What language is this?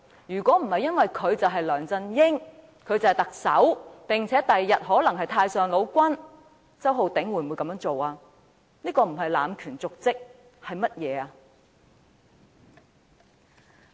Cantonese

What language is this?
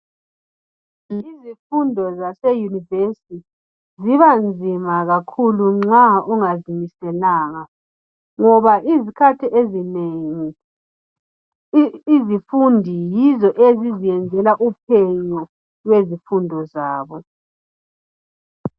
North Ndebele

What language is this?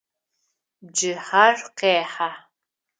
Adyghe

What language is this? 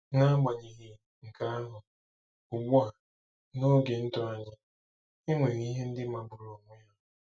Igbo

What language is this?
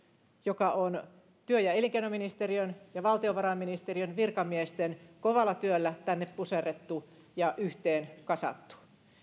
Finnish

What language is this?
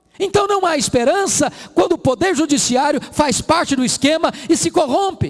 Portuguese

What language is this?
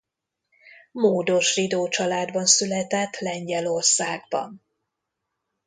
Hungarian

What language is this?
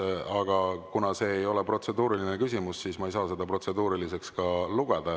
Estonian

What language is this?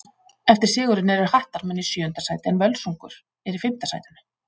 Icelandic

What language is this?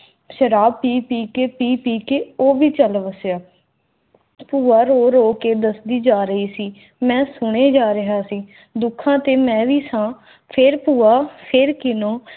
Punjabi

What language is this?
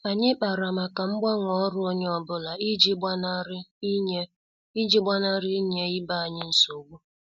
Igbo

